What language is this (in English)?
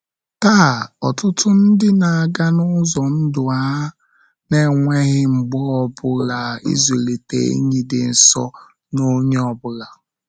Igbo